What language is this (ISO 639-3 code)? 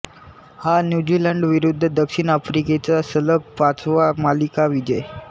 mar